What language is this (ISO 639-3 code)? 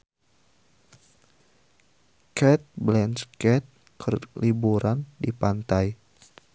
sun